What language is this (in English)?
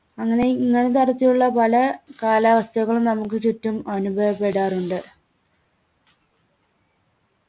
Malayalam